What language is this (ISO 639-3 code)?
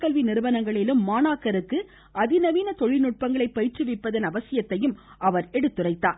tam